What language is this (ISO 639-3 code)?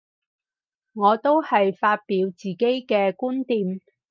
yue